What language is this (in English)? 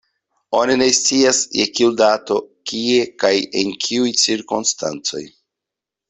Esperanto